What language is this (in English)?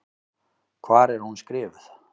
Icelandic